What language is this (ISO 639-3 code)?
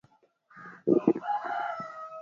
swa